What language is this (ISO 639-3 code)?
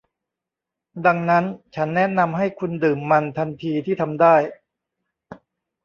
tha